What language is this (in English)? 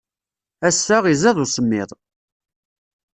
Kabyle